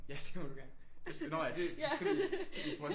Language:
Danish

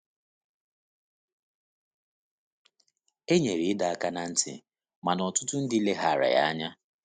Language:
Igbo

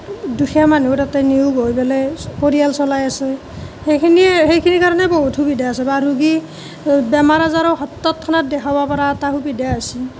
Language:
Assamese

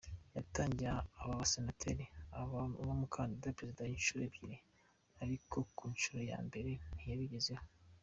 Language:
Kinyarwanda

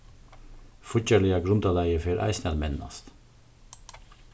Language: Faroese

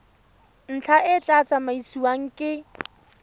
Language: Tswana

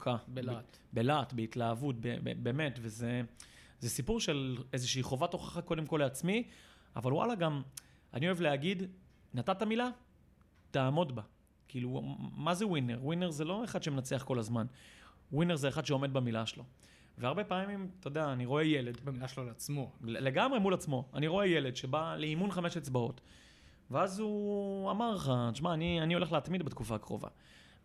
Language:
Hebrew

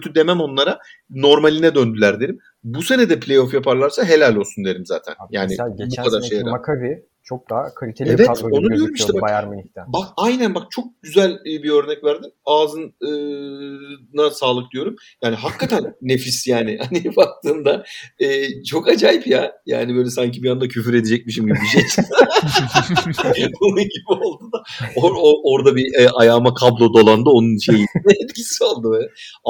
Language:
Turkish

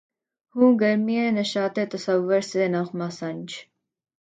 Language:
Urdu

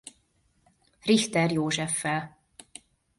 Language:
Hungarian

